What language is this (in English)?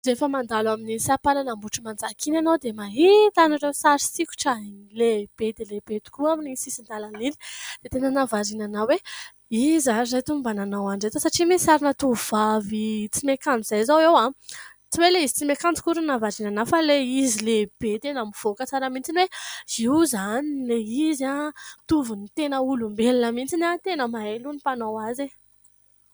Malagasy